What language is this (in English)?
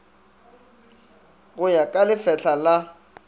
Northern Sotho